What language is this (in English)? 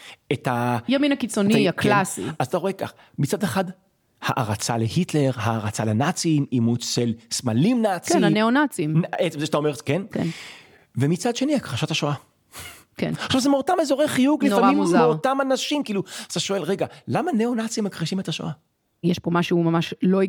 Hebrew